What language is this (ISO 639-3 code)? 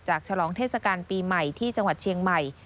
tha